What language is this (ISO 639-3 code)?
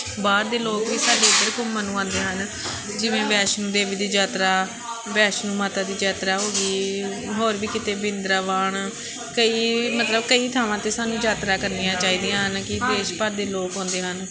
pan